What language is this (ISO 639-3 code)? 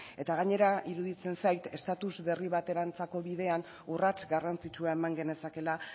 eus